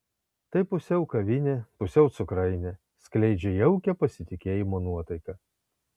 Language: Lithuanian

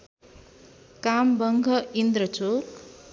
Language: Nepali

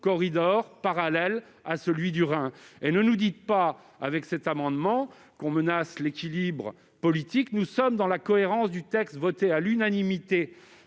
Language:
French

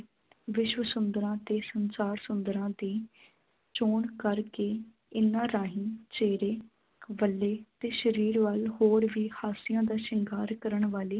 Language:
Punjabi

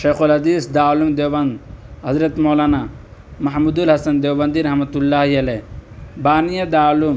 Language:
Urdu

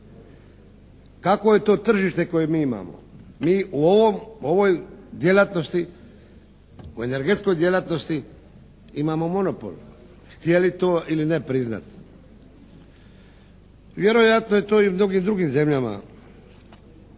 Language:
Croatian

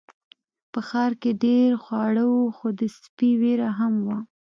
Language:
Pashto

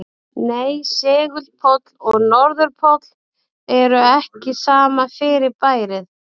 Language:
Icelandic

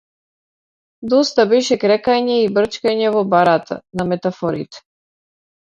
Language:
Macedonian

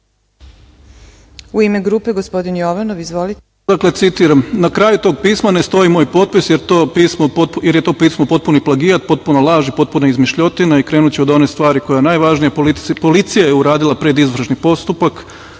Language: Serbian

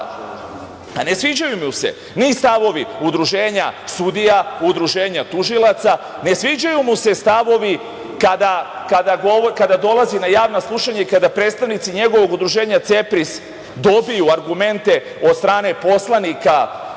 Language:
Serbian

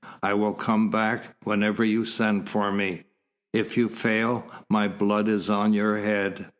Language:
English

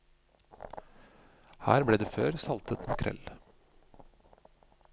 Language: Norwegian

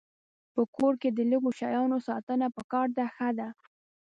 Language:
Pashto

